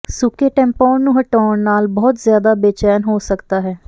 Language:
Punjabi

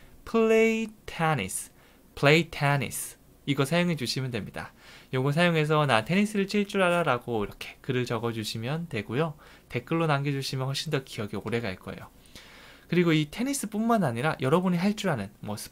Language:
Korean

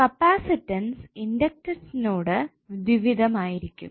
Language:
Malayalam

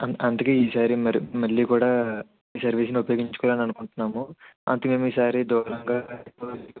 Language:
Telugu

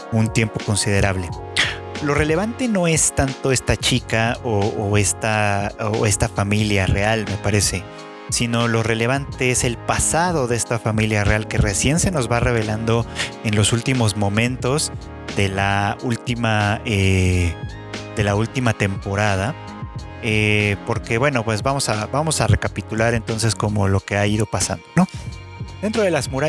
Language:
Spanish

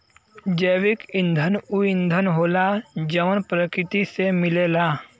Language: Bhojpuri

